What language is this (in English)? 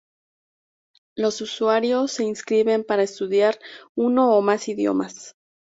Spanish